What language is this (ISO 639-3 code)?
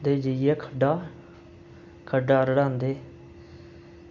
doi